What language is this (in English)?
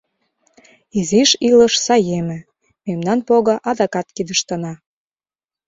Mari